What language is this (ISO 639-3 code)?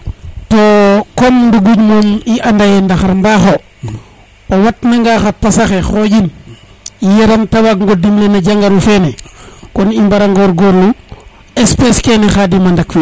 srr